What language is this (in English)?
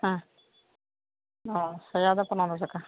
Santali